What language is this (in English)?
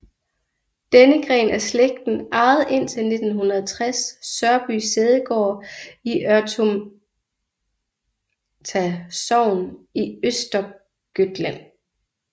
Danish